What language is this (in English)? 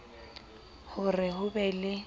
Southern Sotho